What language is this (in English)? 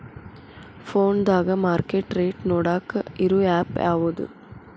Kannada